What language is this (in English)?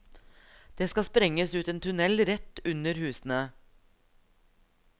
Norwegian